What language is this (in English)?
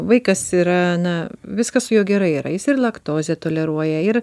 Lithuanian